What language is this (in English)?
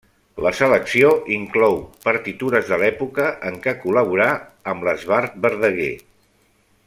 Catalan